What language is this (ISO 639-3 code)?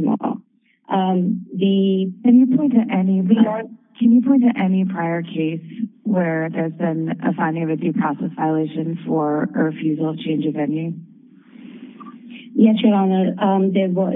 eng